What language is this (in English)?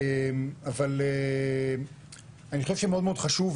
Hebrew